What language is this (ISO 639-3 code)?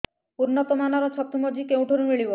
ori